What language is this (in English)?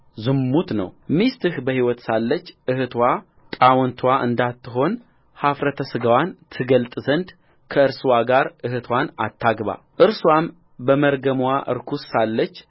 Amharic